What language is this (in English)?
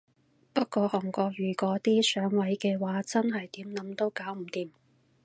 Cantonese